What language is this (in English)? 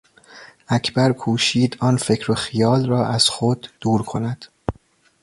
Persian